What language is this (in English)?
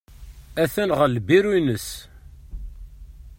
Kabyle